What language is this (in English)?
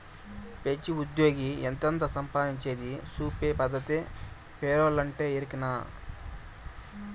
Telugu